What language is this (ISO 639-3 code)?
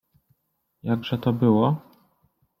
pol